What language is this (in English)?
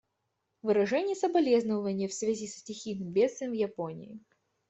Russian